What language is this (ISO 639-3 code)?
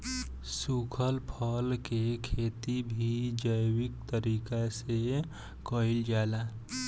bho